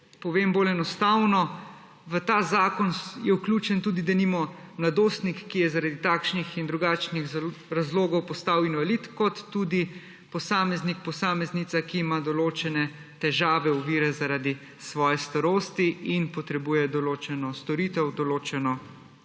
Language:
Slovenian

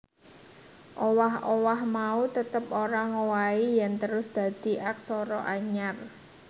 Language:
Javanese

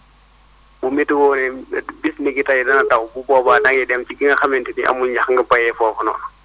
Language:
Wolof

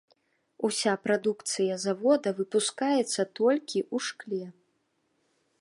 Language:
Belarusian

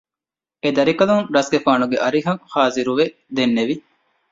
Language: Divehi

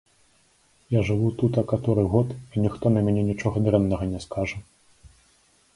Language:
Belarusian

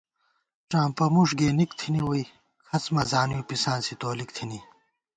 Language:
Gawar-Bati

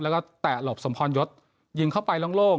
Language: Thai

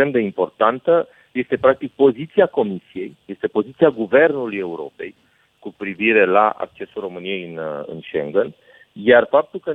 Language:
Romanian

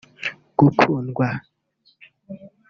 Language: Kinyarwanda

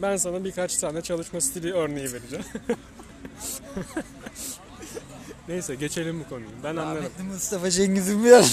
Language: Turkish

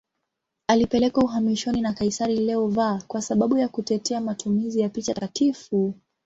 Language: Swahili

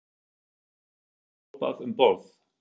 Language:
Icelandic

